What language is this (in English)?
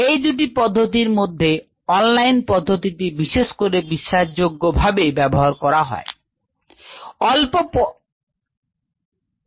Bangla